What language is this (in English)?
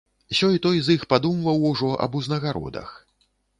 Belarusian